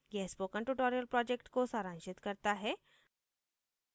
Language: Hindi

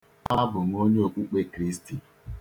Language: Igbo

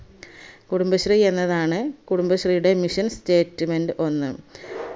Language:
Malayalam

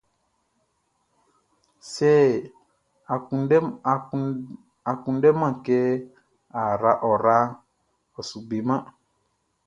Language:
Baoulé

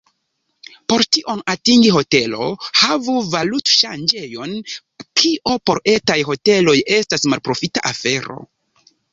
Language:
Esperanto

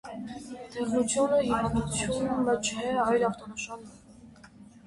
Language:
Armenian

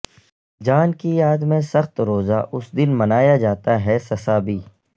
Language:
Urdu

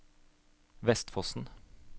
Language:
Norwegian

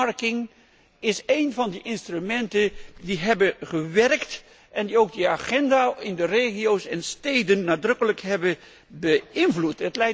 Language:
Dutch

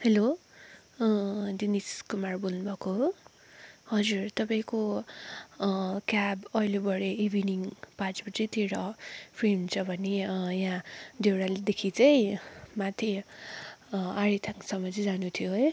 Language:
Nepali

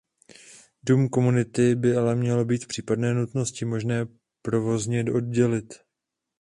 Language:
Czech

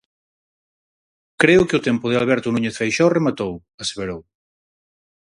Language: Galician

